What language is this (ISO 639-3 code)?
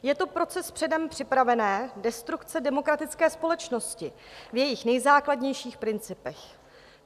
ces